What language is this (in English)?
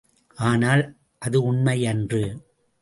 Tamil